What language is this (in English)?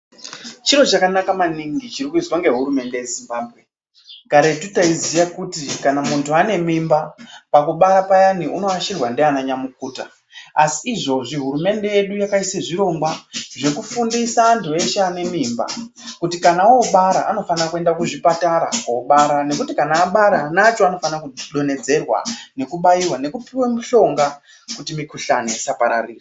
Ndau